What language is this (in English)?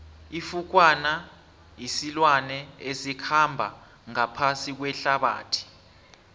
South Ndebele